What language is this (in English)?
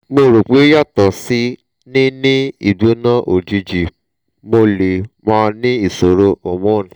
Yoruba